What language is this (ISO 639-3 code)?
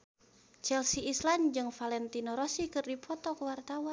sun